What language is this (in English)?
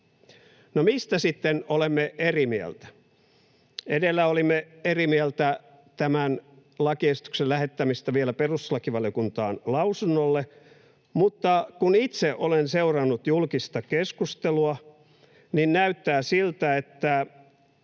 Finnish